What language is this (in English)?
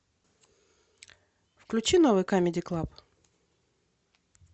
Russian